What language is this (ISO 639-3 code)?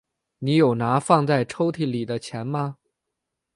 zho